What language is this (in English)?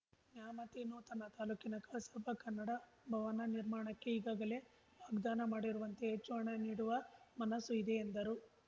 Kannada